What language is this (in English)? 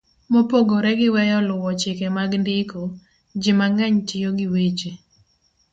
Luo (Kenya and Tanzania)